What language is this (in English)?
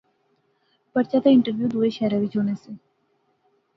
Pahari-Potwari